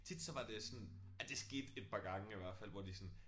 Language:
Danish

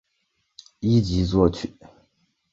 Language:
Chinese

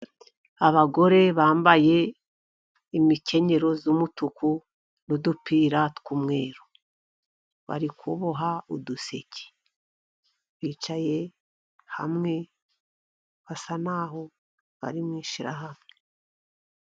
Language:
Kinyarwanda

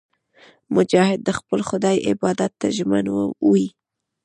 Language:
Pashto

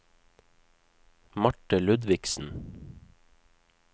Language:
Norwegian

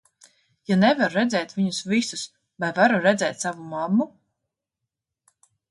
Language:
Latvian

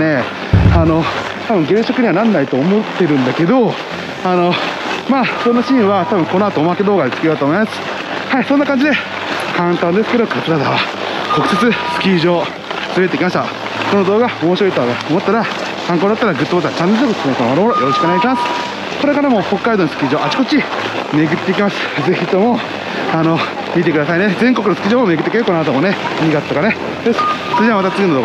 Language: Japanese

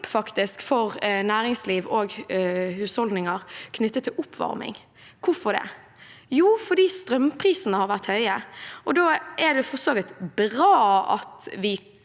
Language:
Norwegian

